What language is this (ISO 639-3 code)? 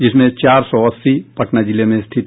hin